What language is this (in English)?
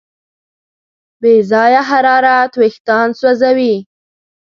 Pashto